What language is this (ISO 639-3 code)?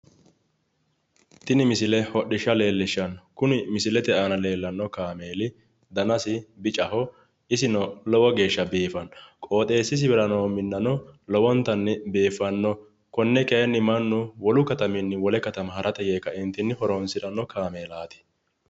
sid